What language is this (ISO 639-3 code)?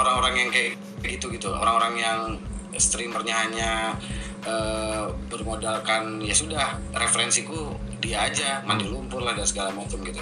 ind